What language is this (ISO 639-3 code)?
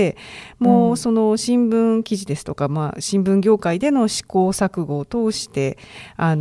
jpn